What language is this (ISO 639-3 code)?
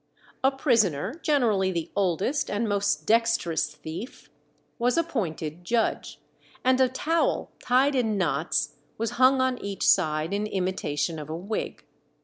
eng